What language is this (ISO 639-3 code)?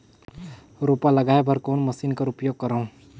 hne